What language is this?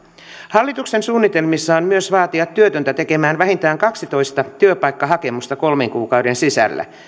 Finnish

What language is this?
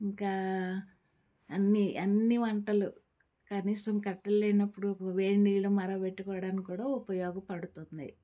Telugu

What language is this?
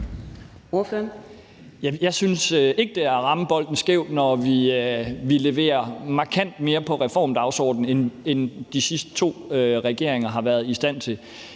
Danish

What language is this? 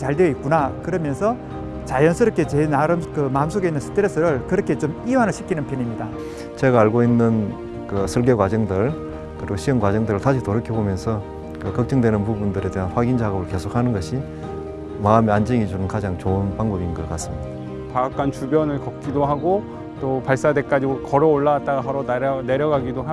Korean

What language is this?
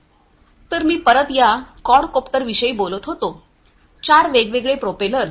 Marathi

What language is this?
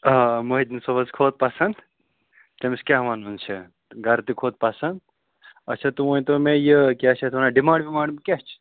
Kashmiri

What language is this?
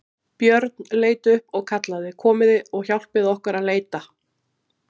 Icelandic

